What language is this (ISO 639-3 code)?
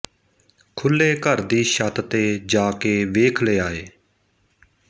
pan